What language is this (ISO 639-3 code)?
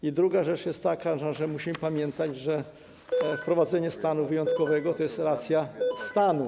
pol